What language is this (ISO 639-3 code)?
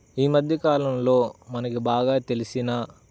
tel